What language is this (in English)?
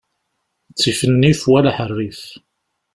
Kabyle